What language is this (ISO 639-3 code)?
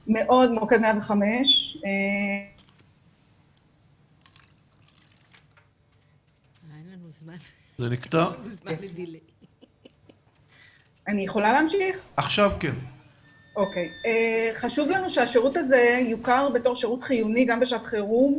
heb